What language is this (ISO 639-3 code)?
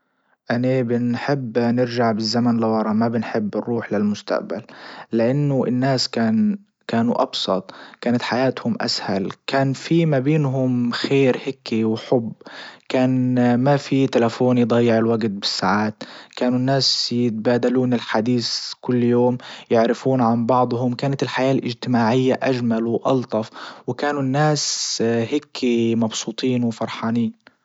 ayl